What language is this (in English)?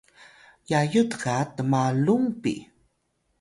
Atayal